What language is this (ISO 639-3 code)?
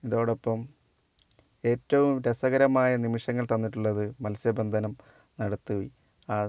mal